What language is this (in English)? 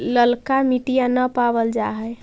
Magahi